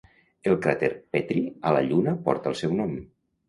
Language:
Catalan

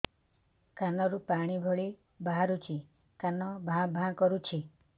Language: Odia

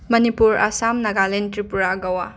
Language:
Manipuri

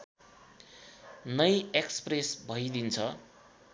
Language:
Nepali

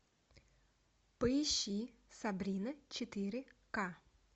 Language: Russian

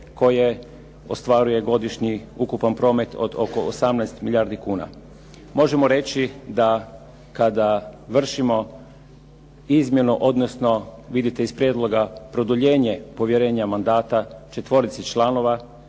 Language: Croatian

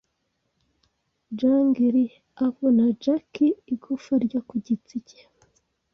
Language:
Kinyarwanda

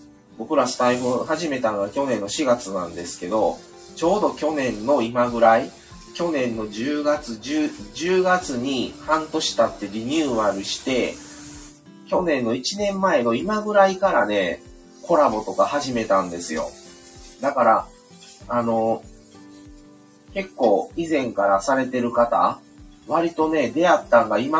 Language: Japanese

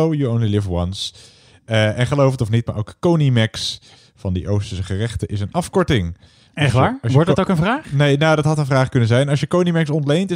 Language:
Dutch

